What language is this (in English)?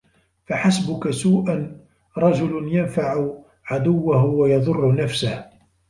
Arabic